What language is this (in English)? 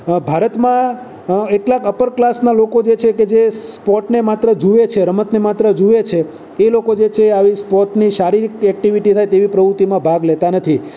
Gujarati